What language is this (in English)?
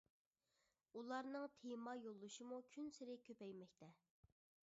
Uyghur